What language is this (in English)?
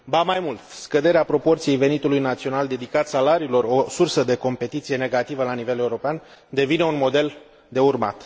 Romanian